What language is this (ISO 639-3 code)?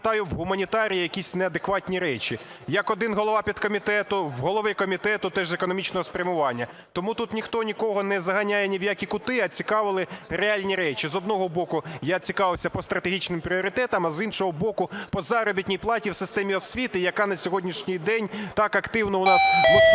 ukr